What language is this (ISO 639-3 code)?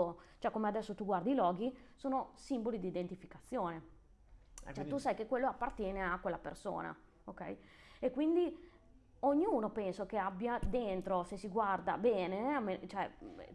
ita